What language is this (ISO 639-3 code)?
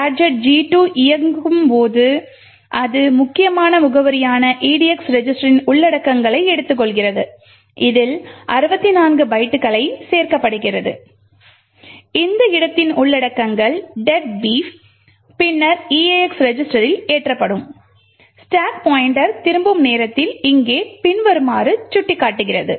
tam